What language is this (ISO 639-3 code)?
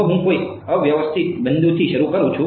guj